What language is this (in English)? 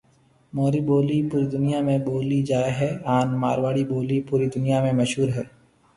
Marwari (Pakistan)